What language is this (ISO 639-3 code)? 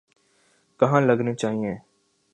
urd